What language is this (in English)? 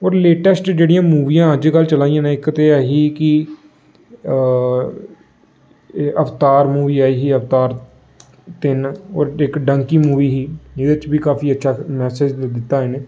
Dogri